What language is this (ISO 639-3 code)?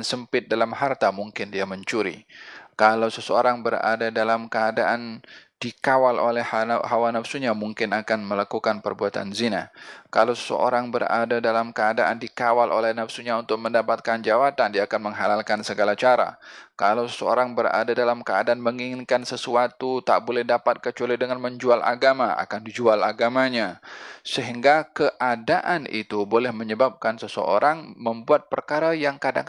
msa